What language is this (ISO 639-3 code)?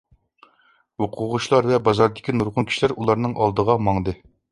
uig